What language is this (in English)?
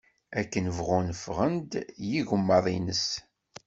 Kabyle